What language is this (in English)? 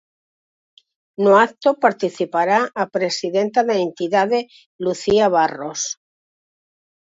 Galician